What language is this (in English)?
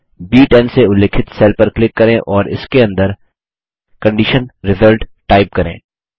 Hindi